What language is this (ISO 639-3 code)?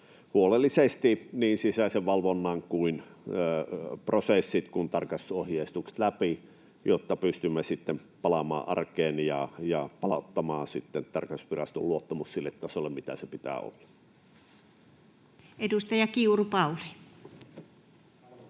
fin